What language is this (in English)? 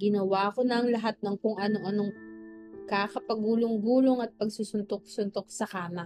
Filipino